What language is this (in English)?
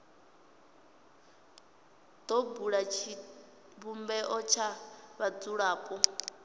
Venda